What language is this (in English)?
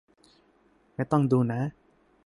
Thai